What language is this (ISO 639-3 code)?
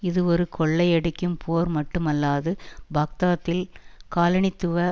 tam